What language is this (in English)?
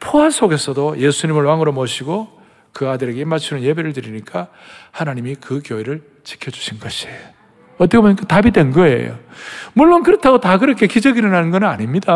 Korean